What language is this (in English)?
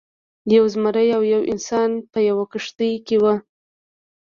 Pashto